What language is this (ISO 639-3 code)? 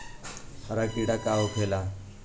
bho